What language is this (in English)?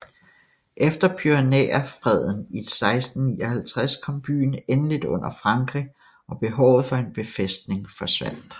Danish